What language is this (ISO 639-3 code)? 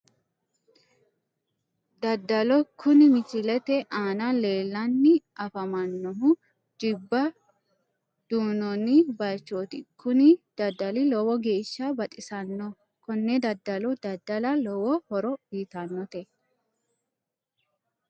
sid